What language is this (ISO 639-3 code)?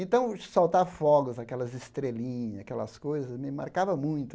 por